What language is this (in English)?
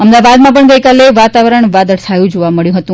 Gujarati